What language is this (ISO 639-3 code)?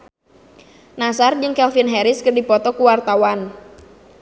sun